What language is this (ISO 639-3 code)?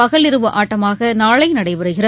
tam